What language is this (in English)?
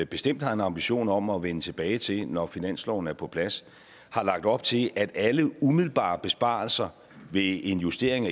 Danish